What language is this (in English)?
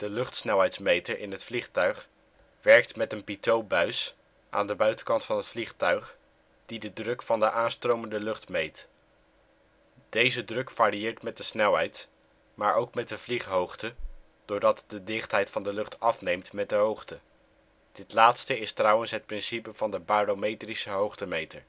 Dutch